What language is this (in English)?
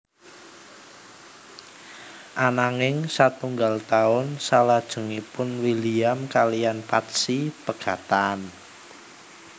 Javanese